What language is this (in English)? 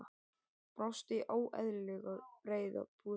Icelandic